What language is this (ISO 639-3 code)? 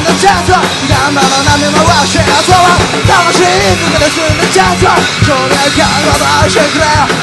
ukr